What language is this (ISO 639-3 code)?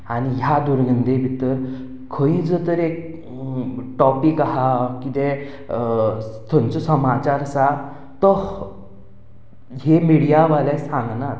kok